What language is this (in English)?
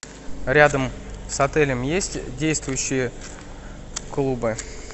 Russian